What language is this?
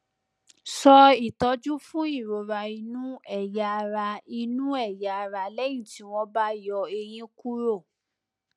Yoruba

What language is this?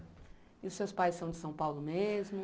Portuguese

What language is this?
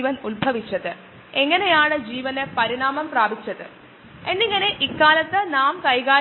Malayalam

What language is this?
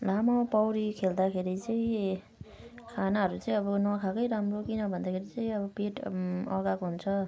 Nepali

